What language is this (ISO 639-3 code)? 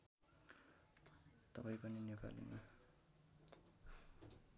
nep